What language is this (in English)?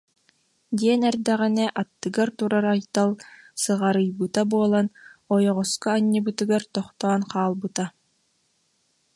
Yakut